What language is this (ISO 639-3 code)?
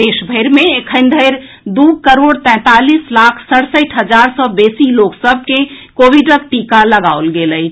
mai